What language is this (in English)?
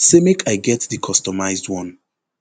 Nigerian Pidgin